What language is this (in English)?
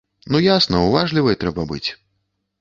Belarusian